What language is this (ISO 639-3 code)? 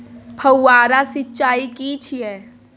mai